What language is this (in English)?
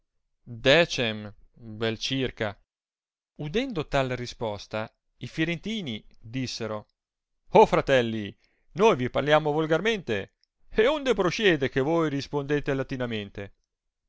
Italian